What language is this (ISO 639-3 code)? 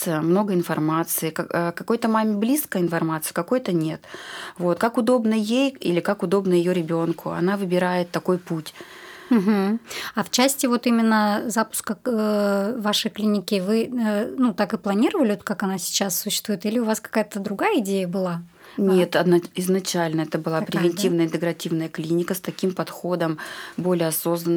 rus